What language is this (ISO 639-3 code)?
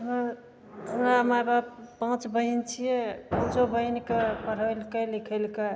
mai